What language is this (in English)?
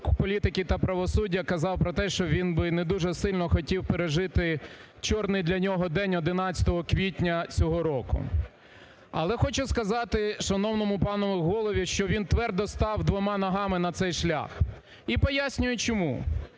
Ukrainian